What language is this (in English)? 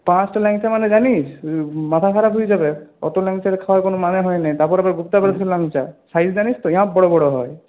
Bangla